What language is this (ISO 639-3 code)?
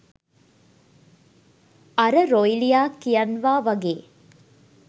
sin